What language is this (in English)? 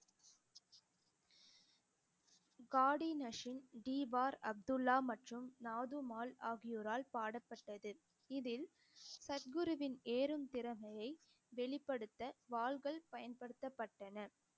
Tamil